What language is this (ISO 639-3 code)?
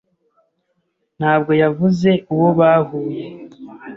kin